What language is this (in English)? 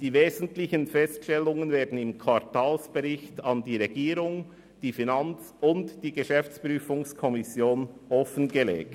Swiss German